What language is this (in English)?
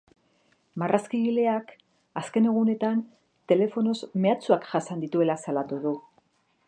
Basque